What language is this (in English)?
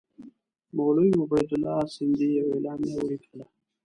Pashto